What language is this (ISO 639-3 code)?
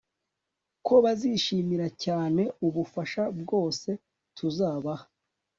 kin